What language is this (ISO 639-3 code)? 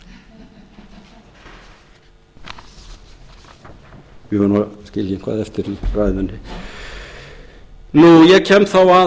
isl